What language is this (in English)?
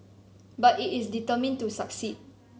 English